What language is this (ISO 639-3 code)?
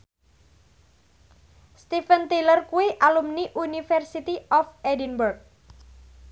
jav